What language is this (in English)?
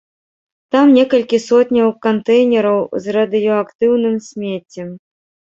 Belarusian